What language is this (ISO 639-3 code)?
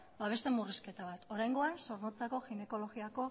eus